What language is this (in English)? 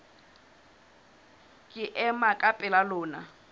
Southern Sotho